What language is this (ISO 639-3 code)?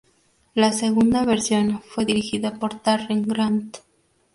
spa